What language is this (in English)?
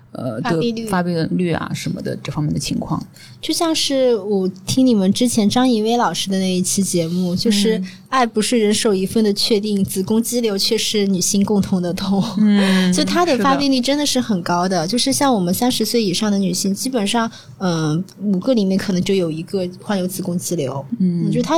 Chinese